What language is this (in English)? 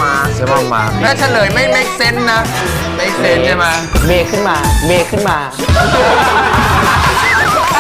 Thai